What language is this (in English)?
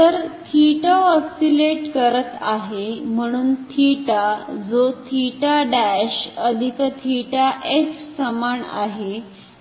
Marathi